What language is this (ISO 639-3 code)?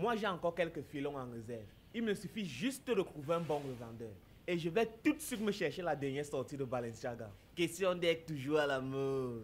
fra